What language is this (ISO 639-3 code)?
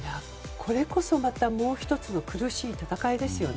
jpn